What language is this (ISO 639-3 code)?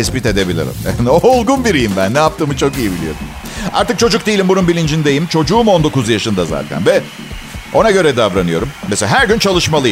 tur